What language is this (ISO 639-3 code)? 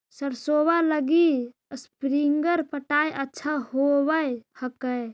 mag